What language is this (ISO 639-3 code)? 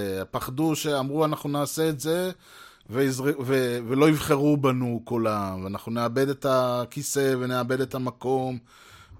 heb